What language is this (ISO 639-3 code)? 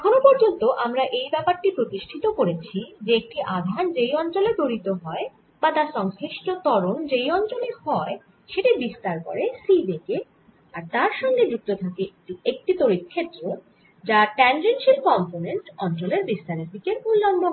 ben